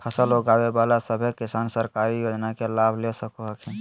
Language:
Magahi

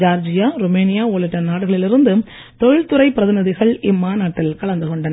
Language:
Tamil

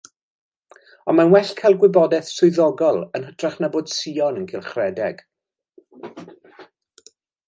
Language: Welsh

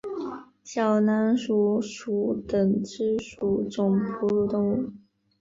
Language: Chinese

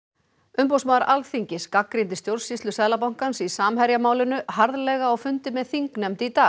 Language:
Icelandic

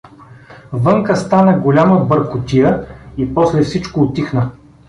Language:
Bulgarian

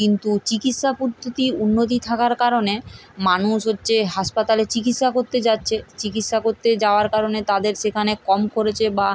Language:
Bangla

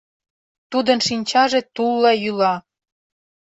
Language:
Mari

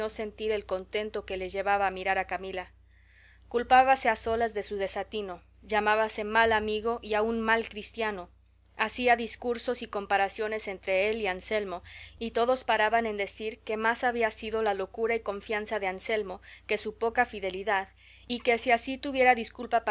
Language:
Spanish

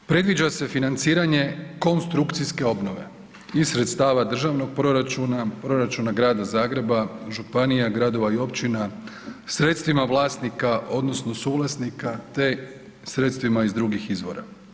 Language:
Croatian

